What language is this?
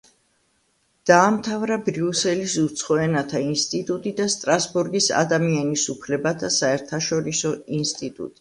Georgian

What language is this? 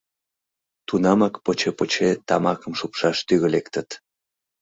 Mari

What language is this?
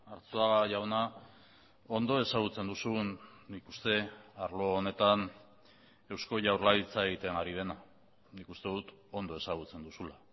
Basque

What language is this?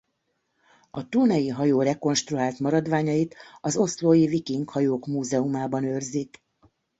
Hungarian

